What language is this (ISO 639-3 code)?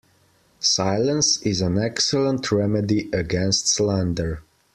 eng